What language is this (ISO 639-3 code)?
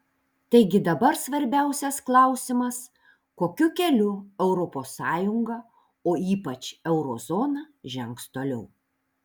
lit